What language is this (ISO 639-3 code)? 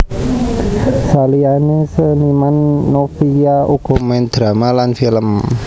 jav